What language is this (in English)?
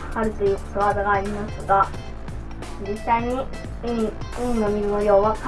Japanese